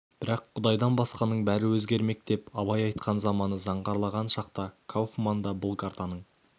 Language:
Kazakh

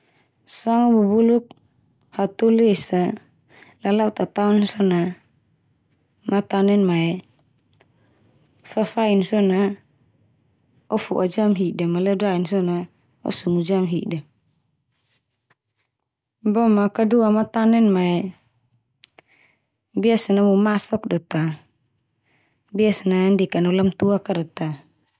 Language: Termanu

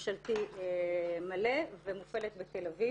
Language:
Hebrew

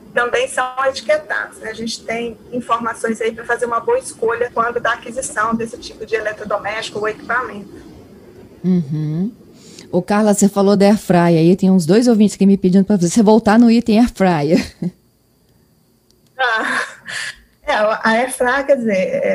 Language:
Portuguese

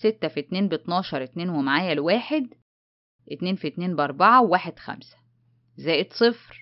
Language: Arabic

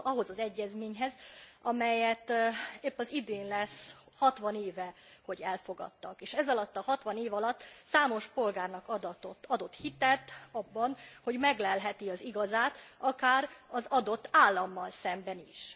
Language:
Hungarian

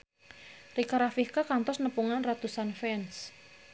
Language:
Sundanese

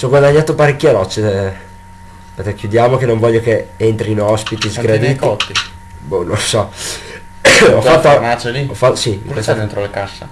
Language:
Italian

